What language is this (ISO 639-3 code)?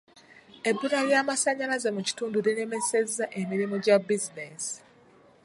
lug